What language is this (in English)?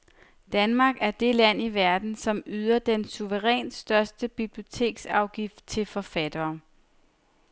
Danish